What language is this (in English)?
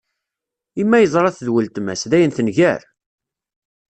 Kabyle